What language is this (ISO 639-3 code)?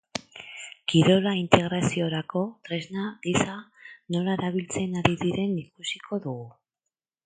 eus